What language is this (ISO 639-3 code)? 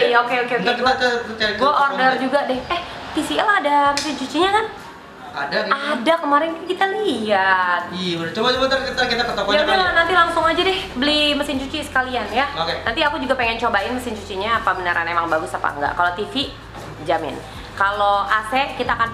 ind